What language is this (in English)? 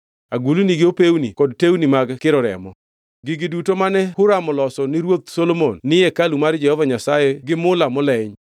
Luo (Kenya and Tanzania)